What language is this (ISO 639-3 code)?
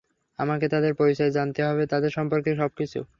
ben